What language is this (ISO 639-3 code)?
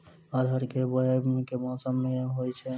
mai